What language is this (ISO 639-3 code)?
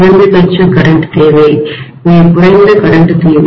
tam